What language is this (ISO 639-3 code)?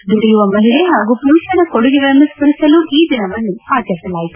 kan